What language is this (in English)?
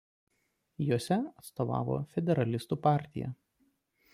Lithuanian